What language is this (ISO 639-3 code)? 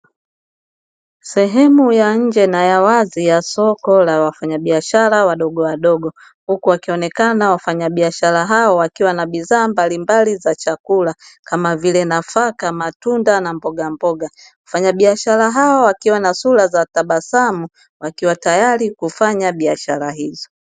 swa